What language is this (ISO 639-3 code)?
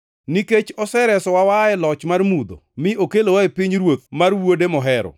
luo